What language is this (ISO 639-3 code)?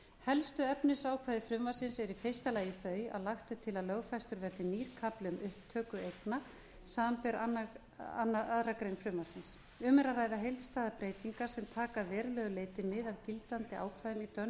isl